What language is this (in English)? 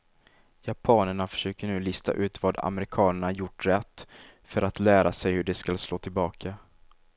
Swedish